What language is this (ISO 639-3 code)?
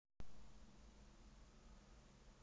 rus